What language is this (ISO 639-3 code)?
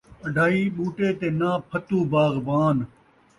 skr